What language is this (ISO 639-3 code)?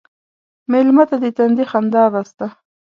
pus